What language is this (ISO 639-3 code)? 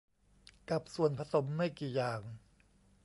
tha